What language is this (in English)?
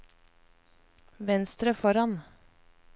Norwegian